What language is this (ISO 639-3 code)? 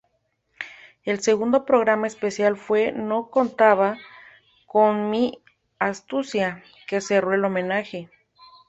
spa